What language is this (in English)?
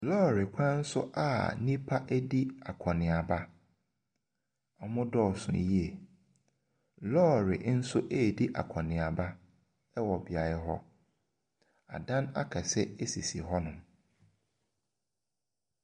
Akan